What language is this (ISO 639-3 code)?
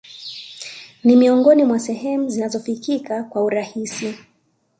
swa